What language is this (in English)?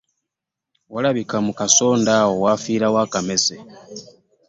Ganda